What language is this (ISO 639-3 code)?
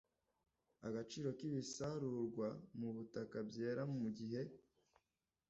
kin